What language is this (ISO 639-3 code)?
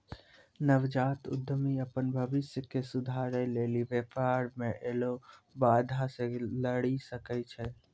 mai